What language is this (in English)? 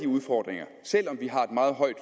Danish